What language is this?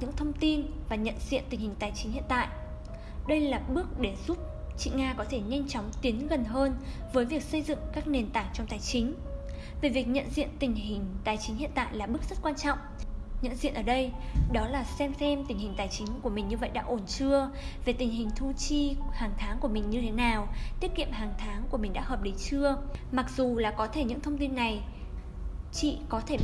Vietnamese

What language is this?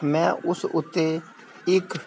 Punjabi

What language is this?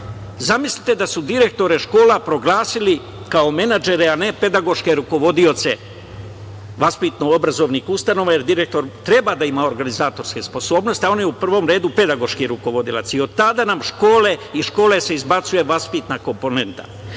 Serbian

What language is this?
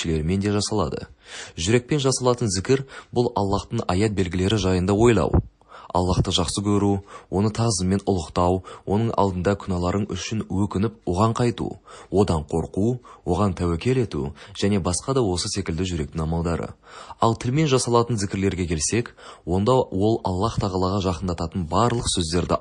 Russian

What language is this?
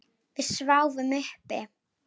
Icelandic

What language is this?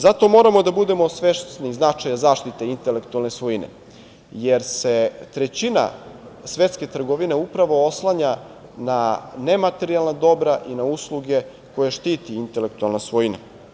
Serbian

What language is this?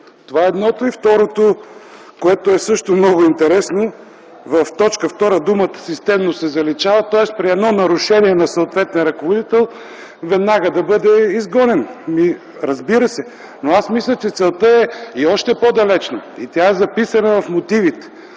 Bulgarian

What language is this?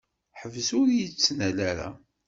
Kabyle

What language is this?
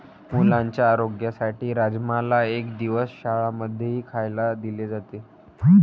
Marathi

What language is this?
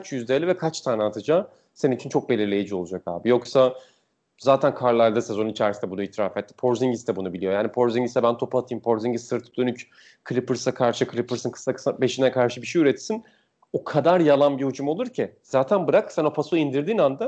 Turkish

